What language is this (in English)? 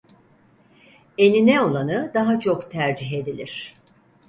Turkish